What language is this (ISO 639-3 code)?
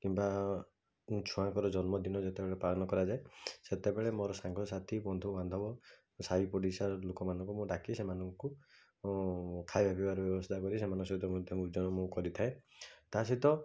ori